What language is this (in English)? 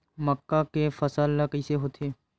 Chhattisgarhi